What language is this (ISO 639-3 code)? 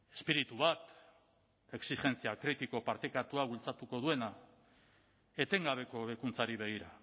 eus